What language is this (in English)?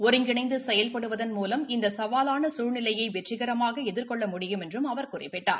Tamil